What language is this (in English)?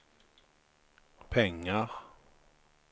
Swedish